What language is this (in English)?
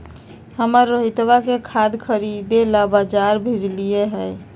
Magahi